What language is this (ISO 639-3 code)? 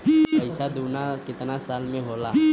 bho